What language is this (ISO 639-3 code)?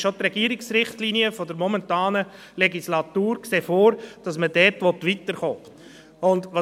gsw